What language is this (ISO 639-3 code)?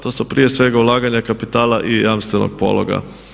hrv